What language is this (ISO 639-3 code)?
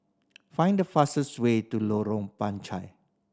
eng